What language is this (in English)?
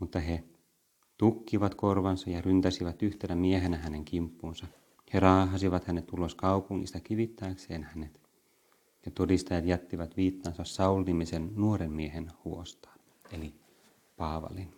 Finnish